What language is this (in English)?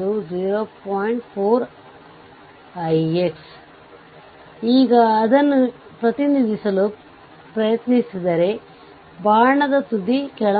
Kannada